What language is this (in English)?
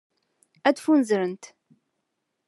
Kabyle